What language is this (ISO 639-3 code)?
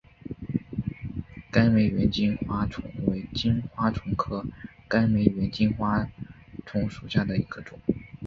zho